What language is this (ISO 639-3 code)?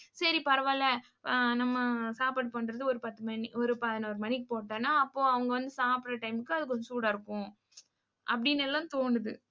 tam